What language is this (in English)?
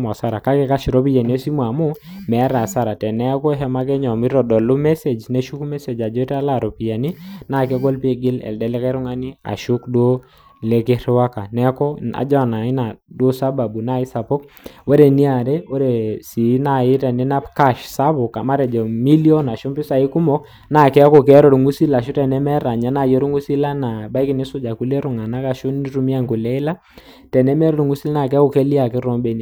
Masai